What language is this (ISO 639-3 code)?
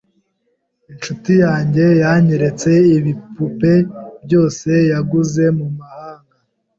kin